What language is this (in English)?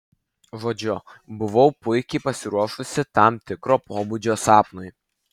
Lithuanian